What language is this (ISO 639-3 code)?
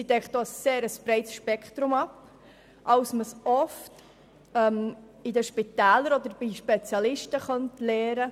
gsw